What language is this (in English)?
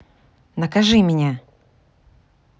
Russian